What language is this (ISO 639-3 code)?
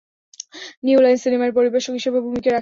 ben